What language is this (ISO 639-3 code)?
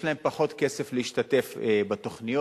heb